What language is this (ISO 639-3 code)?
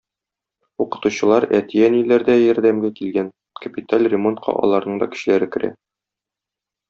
tat